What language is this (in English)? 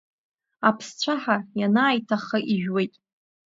Abkhazian